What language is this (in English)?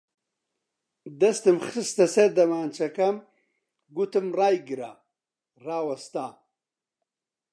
Central Kurdish